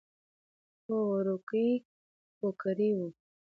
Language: Pashto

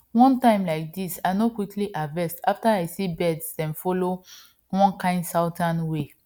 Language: Nigerian Pidgin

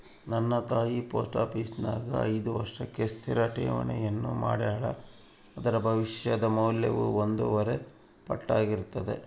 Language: Kannada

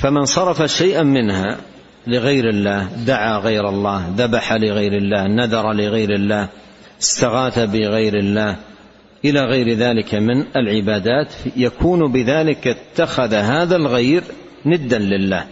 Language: Arabic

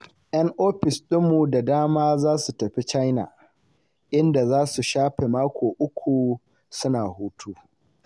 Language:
Hausa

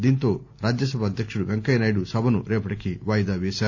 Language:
Telugu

